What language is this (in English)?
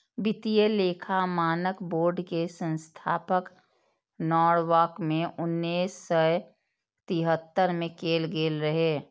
Maithili